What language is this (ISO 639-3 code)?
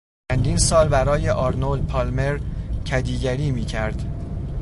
fas